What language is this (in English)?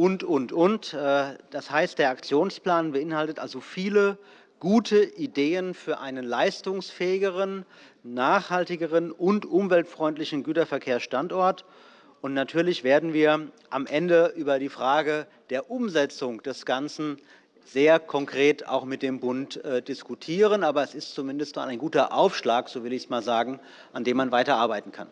German